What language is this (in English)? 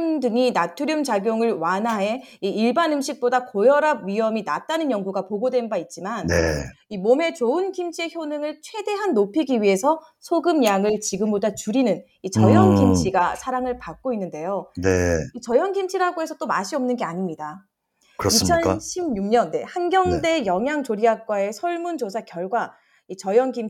Korean